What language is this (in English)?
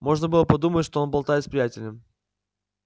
Russian